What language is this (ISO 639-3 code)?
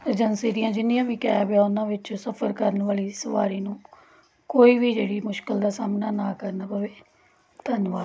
pan